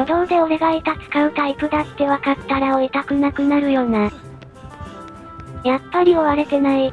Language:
Japanese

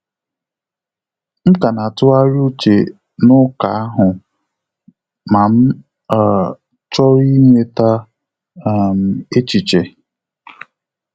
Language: Igbo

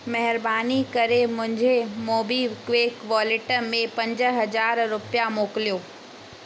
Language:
Sindhi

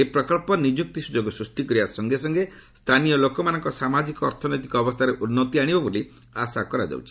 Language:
Odia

